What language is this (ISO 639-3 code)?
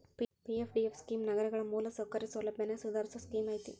kan